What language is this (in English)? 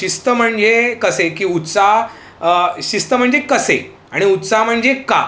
Marathi